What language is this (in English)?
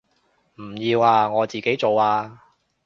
Cantonese